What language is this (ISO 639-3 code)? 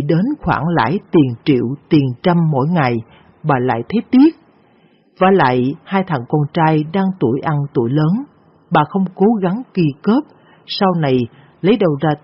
vie